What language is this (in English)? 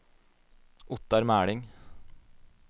Norwegian